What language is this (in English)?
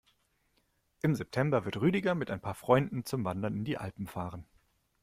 German